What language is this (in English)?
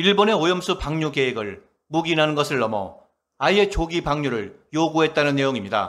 Korean